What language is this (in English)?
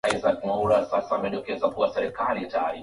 Swahili